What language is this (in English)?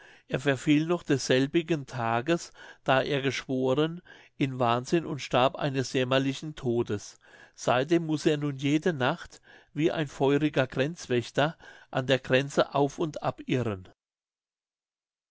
German